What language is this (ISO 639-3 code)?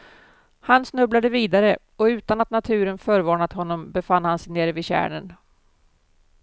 swe